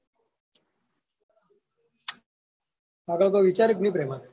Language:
Gujarati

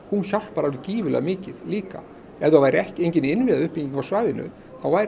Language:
Icelandic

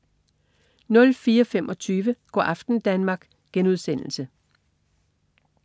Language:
Danish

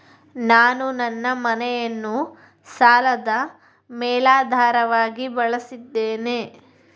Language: Kannada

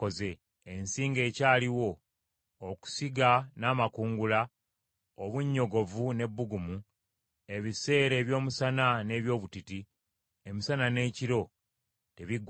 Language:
Ganda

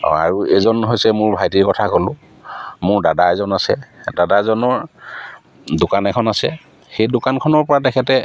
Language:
Assamese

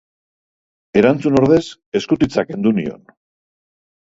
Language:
Basque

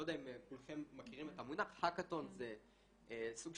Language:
Hebrew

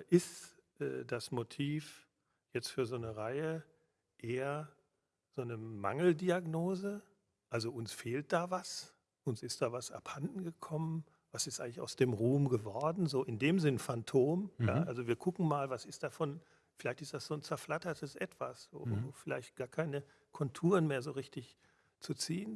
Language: German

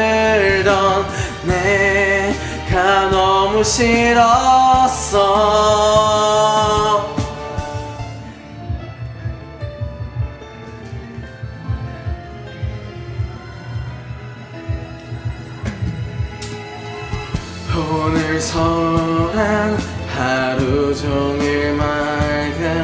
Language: Korean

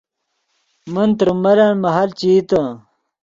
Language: Yidgha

